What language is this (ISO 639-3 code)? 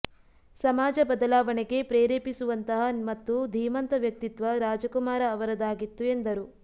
kan